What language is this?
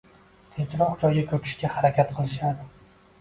Uzbek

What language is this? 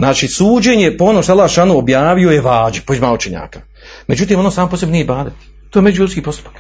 Croatian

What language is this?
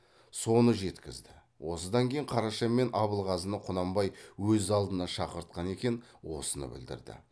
Kazakh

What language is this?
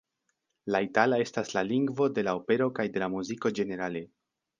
Esperanto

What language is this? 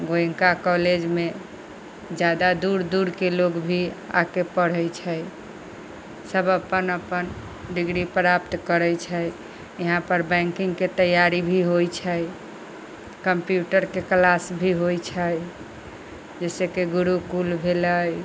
Maithili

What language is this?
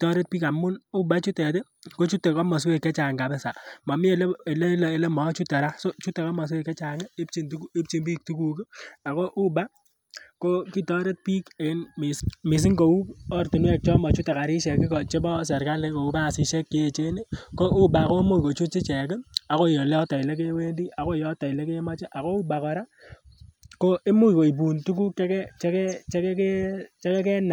Kalenjin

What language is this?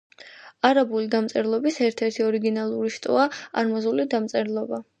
Georgian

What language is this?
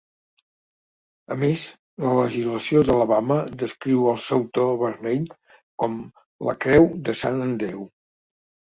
Catalan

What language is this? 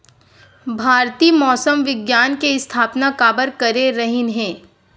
Chhattisgarhi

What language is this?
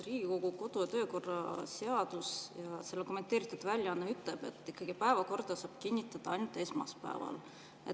Estonian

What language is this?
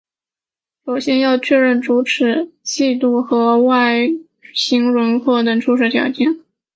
Chinese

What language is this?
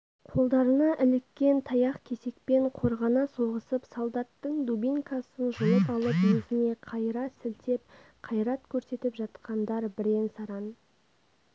Kazakh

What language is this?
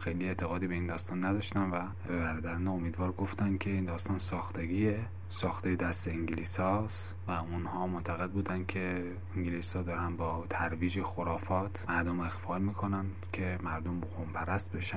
Persian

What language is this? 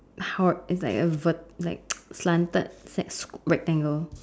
English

